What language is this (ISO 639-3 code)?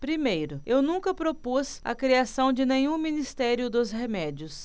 por